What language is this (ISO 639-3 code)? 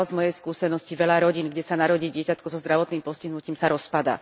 slk